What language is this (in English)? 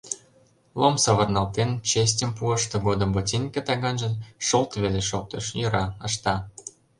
Mari